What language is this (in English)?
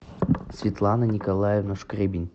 Russian